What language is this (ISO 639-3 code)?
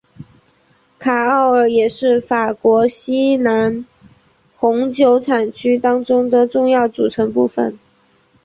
zho